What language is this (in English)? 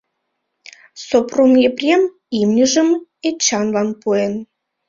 Mari